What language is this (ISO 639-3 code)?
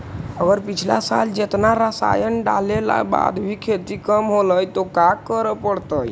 mag